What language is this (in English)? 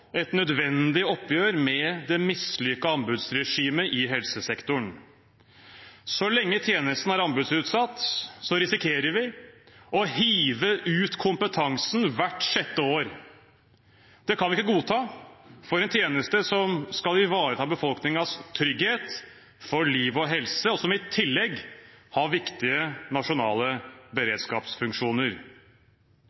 Norwegian Bokmål